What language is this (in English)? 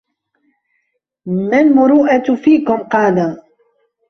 Arabic